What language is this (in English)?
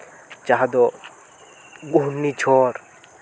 Santali